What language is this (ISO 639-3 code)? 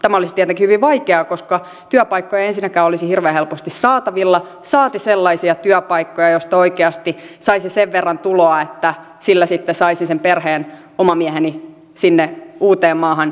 fin